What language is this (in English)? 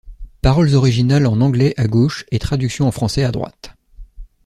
French